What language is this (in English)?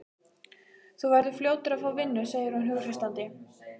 Icelandic